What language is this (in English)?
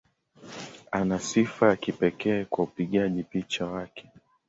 Swahili